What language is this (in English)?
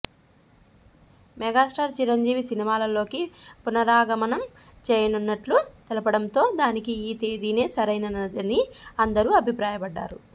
Telugu